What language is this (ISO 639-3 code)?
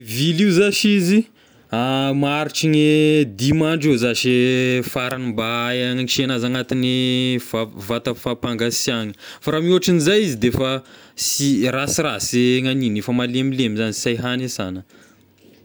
tkg